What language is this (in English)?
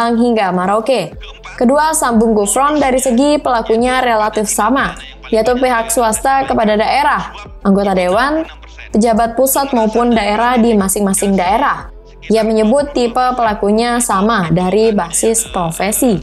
Indonesian